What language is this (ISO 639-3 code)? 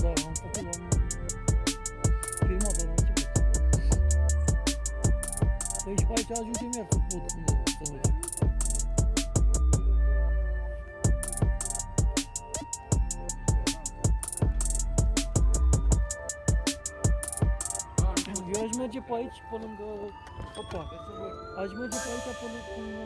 ron